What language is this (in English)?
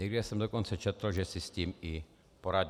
Czech